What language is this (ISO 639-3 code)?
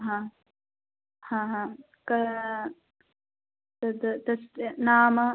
san